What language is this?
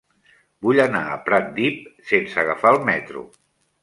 Catalan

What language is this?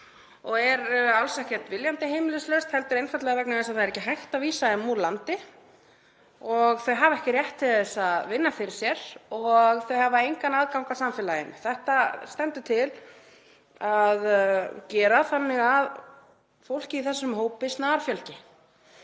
Icelandic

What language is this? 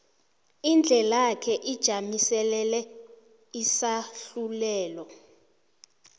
South Ndebele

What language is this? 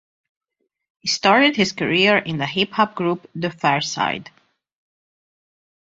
English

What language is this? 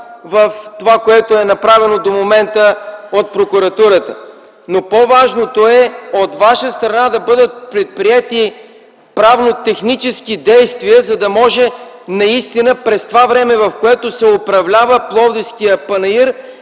Bulgarian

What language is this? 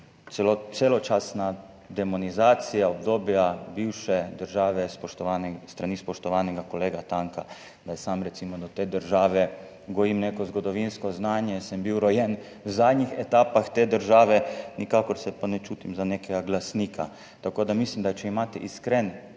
Slovenian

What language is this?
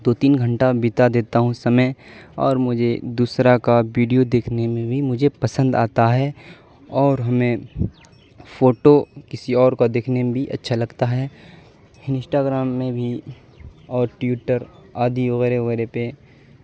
Urdu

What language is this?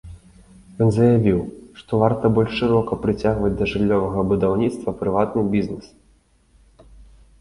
Belarusian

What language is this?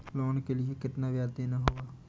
Hindi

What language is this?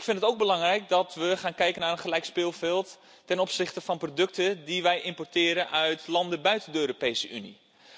Dutch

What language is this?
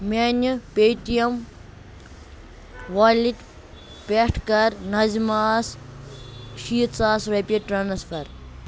Kashmiri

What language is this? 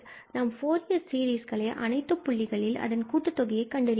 Tamil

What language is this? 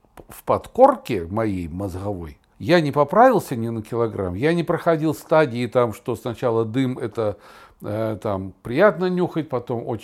Russian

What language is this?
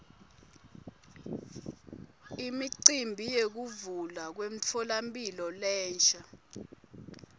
Swati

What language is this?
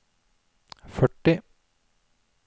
Norwegian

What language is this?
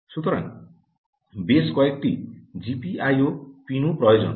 Bangla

